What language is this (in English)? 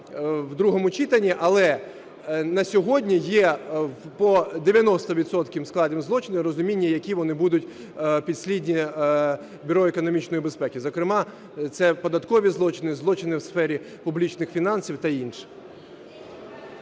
Ukrainian